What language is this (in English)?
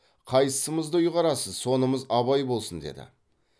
Kazakh